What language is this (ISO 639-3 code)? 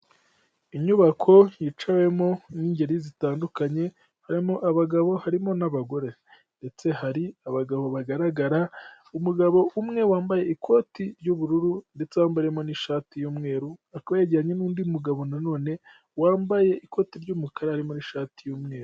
kin